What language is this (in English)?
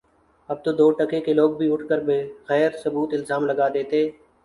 Urdu